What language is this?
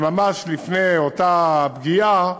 Hebrew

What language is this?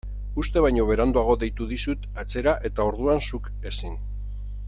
Basque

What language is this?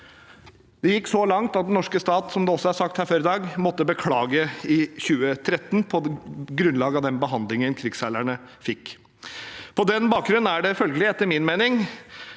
Norwegian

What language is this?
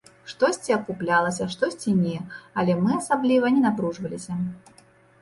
Belarusian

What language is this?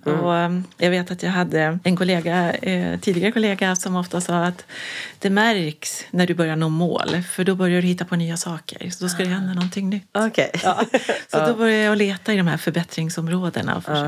Swedish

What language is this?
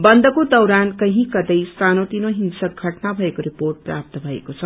Nepali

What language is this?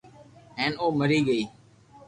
Loarki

